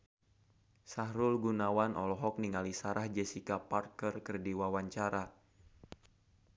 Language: Sundanese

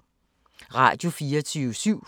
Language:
Danish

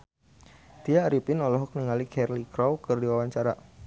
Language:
Sundanese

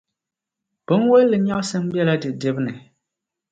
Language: Dagbani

